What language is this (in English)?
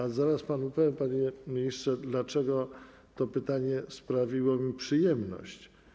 Polish